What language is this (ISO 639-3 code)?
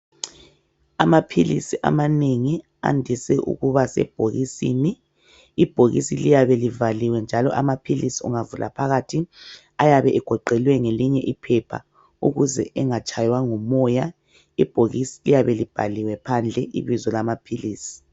nde